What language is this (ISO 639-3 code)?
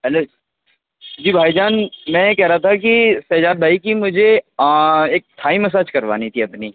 urd